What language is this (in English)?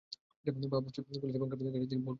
Bangla